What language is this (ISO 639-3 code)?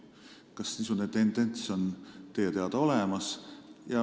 est